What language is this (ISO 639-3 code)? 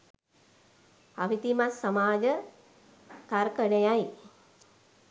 sin